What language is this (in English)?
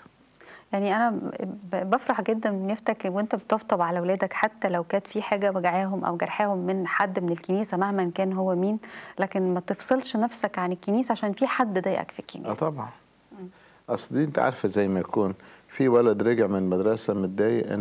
Arabic